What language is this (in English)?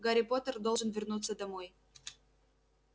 Russian